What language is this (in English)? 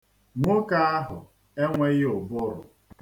Igbo